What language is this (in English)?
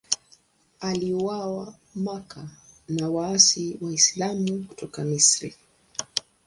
Swahili